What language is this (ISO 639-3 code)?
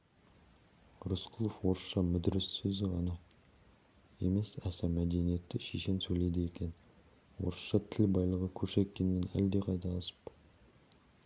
kaz